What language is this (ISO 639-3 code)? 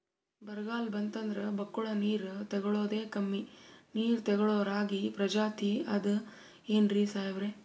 kan